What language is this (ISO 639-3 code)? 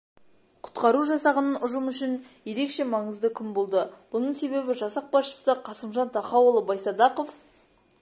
kaz